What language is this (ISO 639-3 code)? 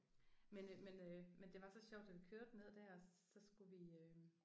dan